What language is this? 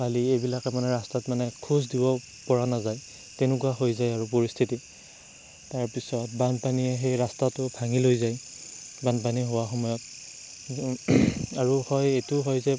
Assamese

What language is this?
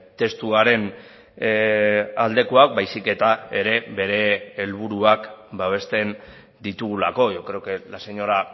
Basque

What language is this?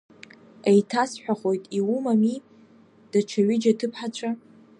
Abkhazian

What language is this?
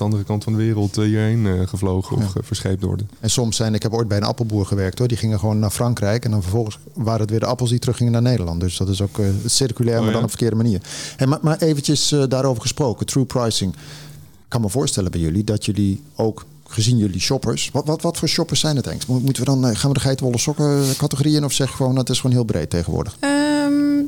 Dutch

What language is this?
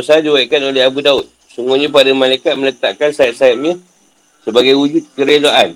Malay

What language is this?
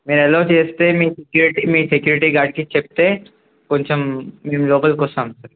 Telugu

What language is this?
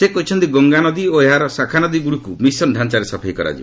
Odia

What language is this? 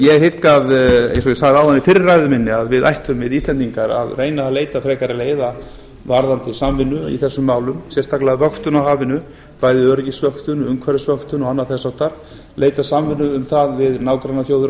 Icelandic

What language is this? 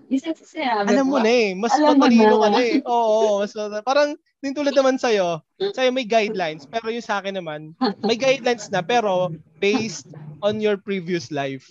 Filipino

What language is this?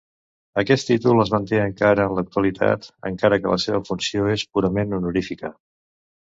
Catalan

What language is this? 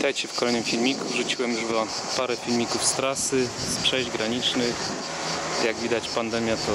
Polish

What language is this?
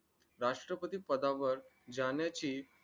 Marathi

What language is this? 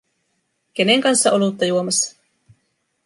Finnish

